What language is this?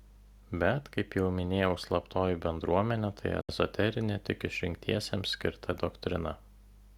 Lithuanian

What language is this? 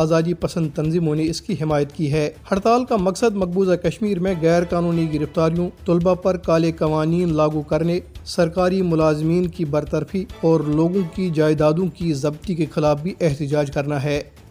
Urdu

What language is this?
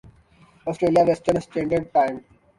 Urdu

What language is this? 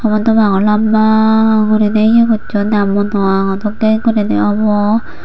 Chakma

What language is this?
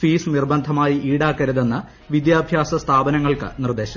Malayalam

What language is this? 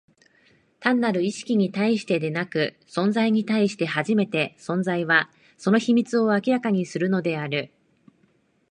Japanese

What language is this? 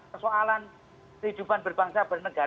Indonesian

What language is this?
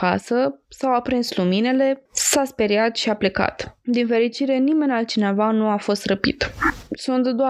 Romanian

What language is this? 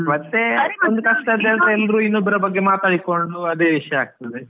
Kannada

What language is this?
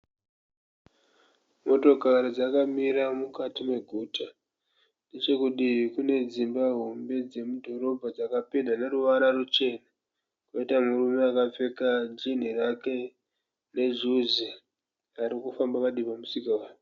Shona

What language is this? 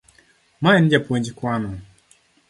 Luo (Kenya and Tanzania)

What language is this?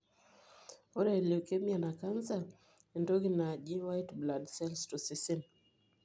Masai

